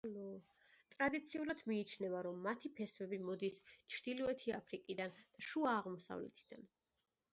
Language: Georgian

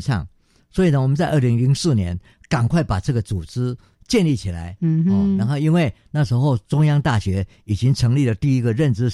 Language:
Chinese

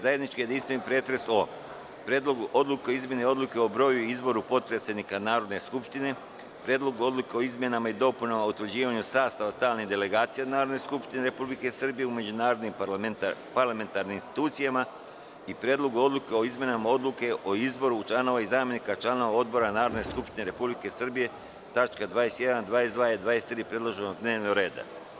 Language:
Serbian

